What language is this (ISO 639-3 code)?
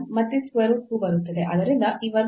kan